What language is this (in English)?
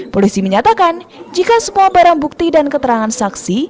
Indonesian